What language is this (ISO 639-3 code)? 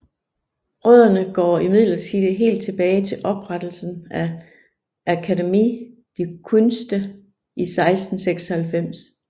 dan